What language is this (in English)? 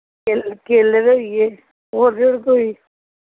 Dogri